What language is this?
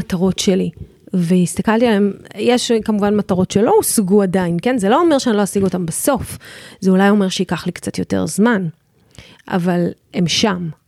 Hebrew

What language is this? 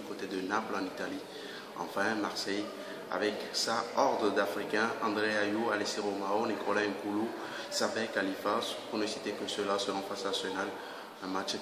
French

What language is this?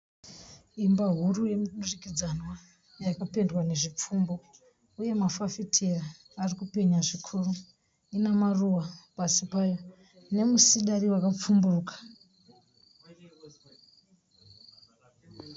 Shona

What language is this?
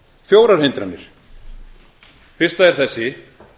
Icelandic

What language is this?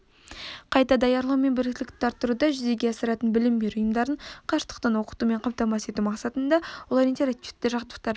Kazakh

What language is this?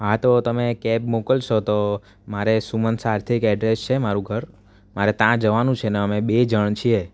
Gujarati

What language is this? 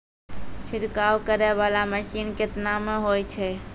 Maithili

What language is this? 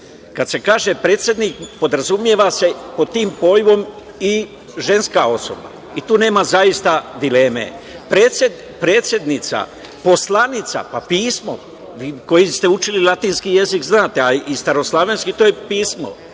Serbian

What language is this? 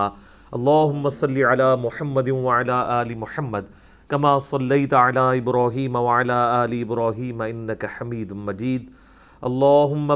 Urdu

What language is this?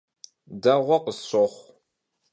Kabardian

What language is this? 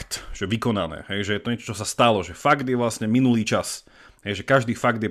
Slovak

